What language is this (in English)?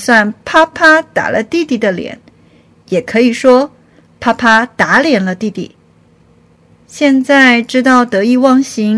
Chinese